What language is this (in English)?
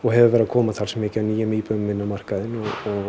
Icelandic